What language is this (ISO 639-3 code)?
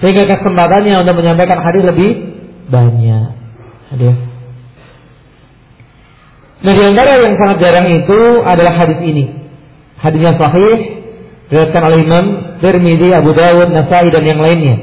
ind